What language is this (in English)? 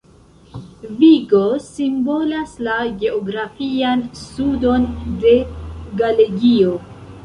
Esperanto